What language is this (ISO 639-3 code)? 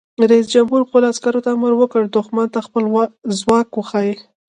pus